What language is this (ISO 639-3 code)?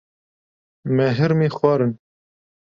kur